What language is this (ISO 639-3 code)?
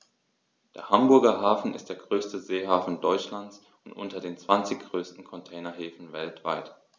deu